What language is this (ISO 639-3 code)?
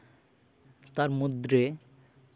sat